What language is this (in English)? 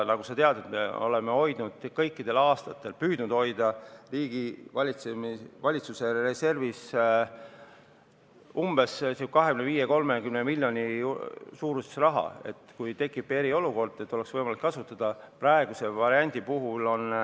Estonian